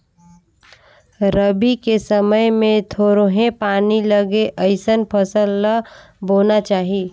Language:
Chhattisgarhi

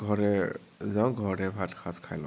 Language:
Assamese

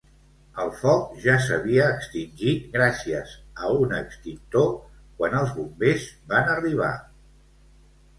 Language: Catalan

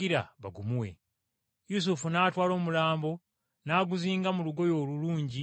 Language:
Ganda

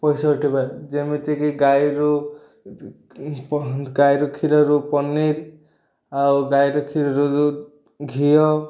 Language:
Odia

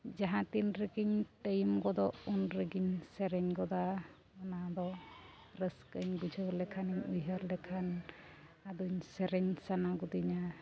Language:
Santali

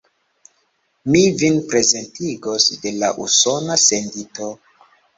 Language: Esperanto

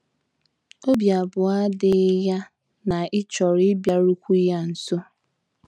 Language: Igbo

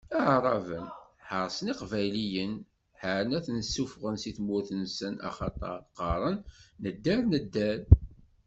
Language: Kabyle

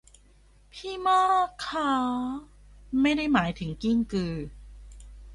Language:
Thai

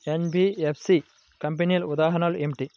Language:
Telugu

